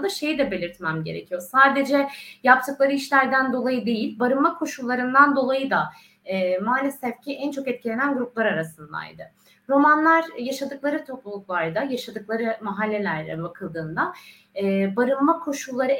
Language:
Turkish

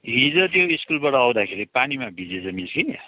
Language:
Nepali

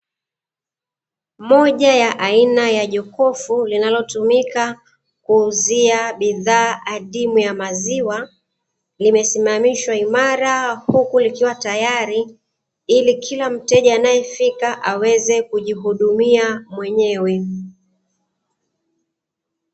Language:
Swahili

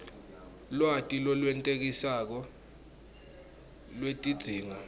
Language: Swati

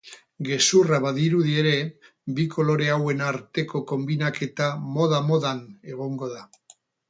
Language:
Basque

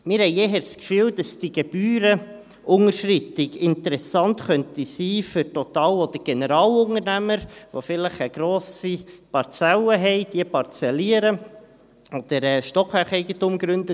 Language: Swiss German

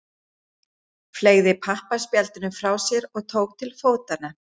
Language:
Icelandic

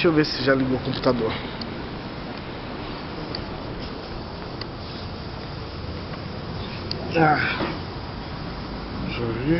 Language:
Portuguese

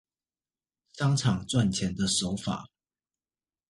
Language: Chinese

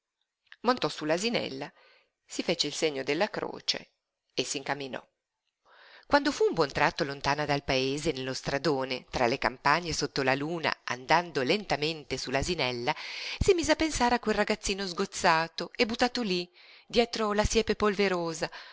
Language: Italian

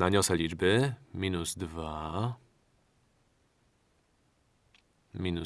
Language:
Polish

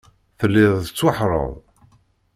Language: Kabyle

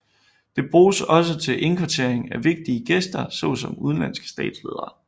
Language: Danish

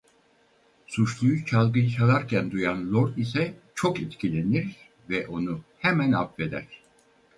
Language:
Turkish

